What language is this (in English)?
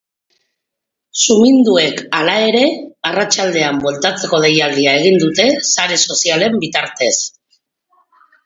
Basque